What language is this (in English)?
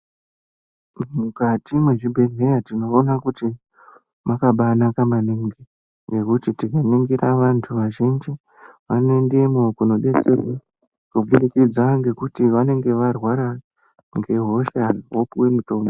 Ndau